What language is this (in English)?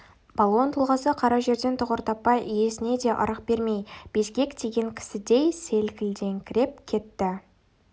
Kazakh